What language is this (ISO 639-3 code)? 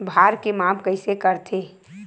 hne